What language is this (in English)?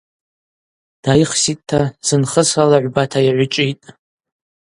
Abaza